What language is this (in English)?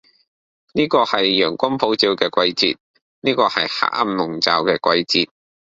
Cantonese